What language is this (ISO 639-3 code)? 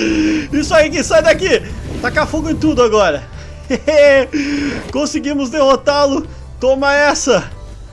por